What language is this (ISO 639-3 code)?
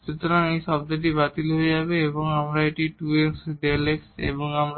ben